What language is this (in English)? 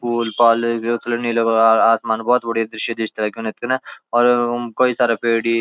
Garhwali